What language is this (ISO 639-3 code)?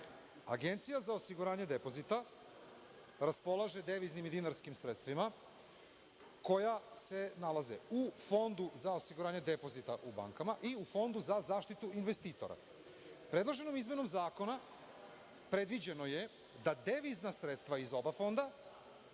srp